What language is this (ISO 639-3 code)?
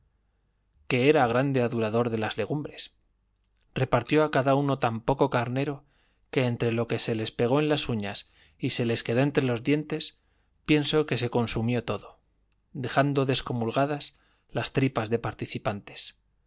spa